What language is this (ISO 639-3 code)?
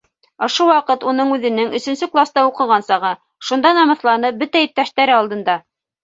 bak